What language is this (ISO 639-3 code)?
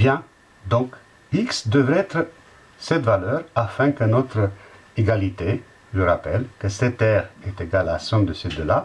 fra